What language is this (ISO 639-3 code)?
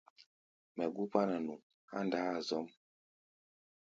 gba